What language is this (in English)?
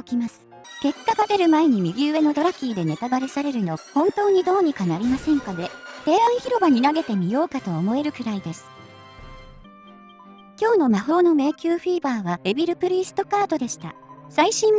Japanese